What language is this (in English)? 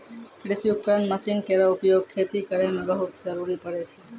Maithili